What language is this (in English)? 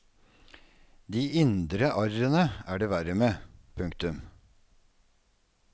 Norwegian